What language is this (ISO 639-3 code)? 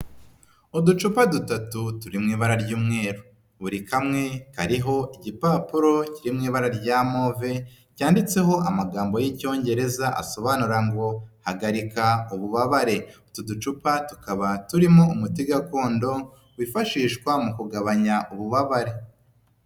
kin